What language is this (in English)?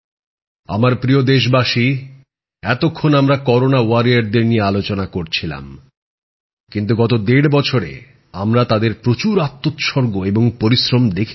Bangla